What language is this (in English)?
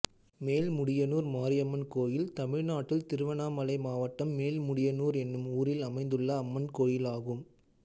Tamil